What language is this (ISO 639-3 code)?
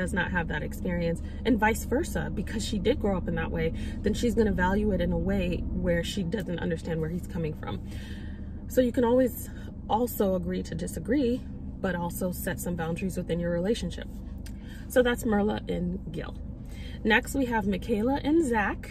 eng